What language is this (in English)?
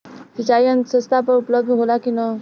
Bhojpuri